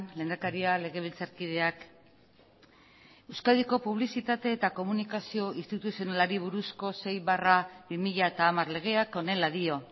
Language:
Basque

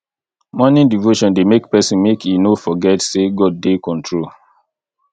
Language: Nigerian Pidgin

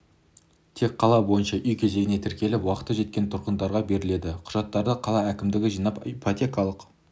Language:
Kazakh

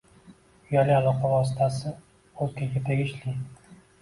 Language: Uzbek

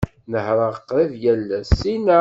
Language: Kabyle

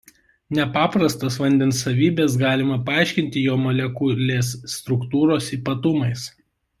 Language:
Lithuanian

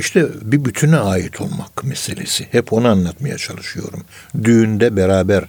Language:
Turkish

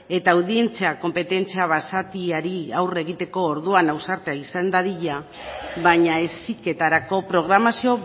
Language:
Basque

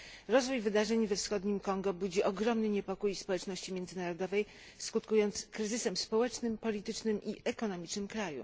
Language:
Polish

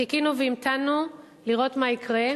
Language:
Hebrew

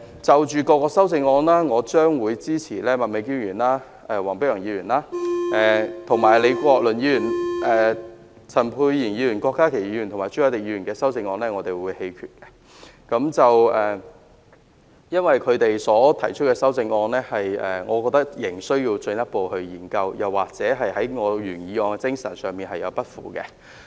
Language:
Cantonese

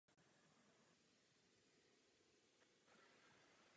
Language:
Czech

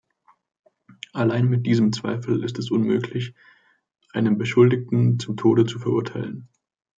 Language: German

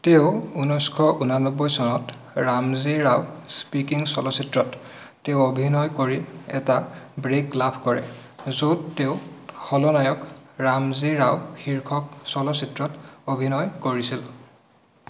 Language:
Assamese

